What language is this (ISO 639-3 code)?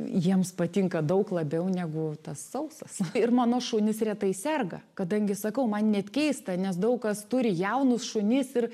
lit